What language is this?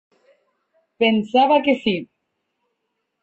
Catalan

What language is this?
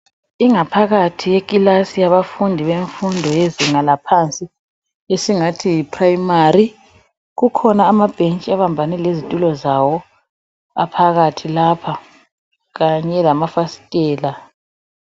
North Ndebele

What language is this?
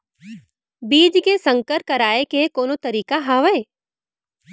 Chhattisgarhi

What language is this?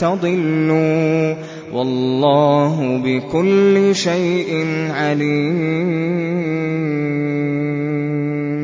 Arabic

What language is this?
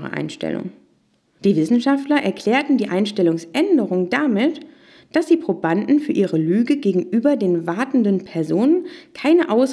German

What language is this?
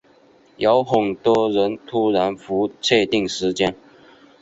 Chinese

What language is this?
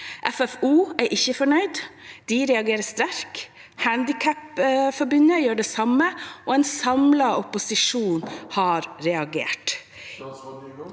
Norwegian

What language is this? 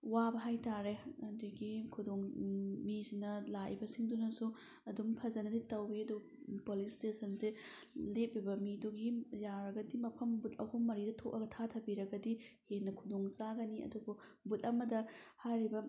Manipuri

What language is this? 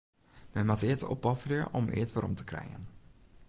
Western Frisian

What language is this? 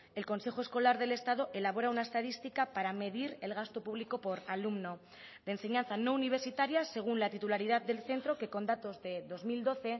Spanish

